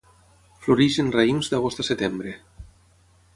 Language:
Catalan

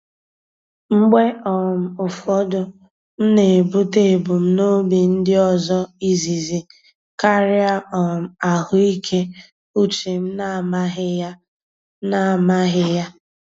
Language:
Igbo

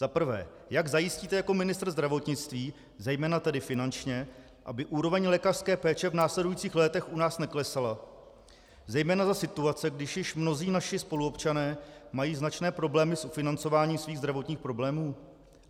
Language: Czech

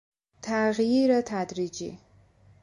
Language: Persian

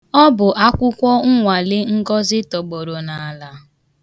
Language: Igbo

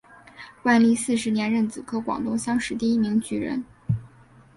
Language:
Chinese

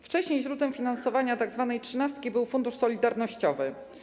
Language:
Polish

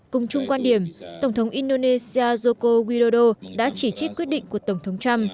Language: Vietnamese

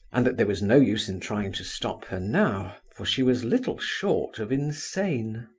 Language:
English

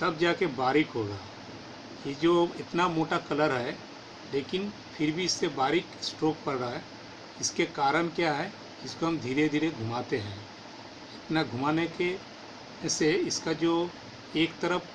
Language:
Hindi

